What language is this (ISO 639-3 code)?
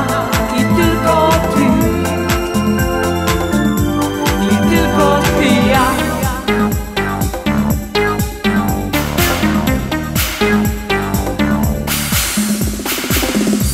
ces